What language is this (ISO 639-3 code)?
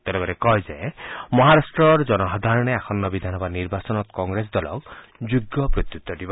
asm